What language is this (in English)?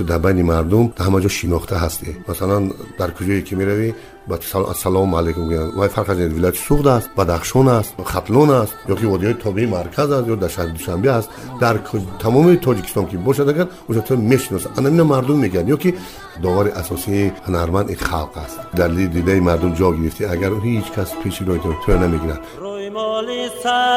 Persian